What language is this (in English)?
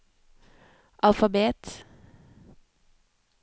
Norwegian